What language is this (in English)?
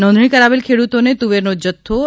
Gujarati